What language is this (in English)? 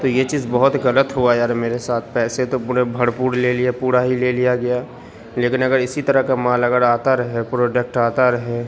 Urdu